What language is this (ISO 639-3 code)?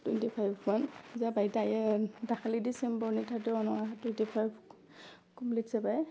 brx